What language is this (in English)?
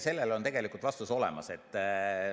Estonian